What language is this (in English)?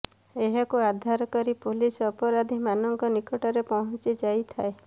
Odia